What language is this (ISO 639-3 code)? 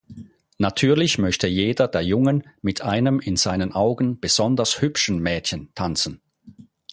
deu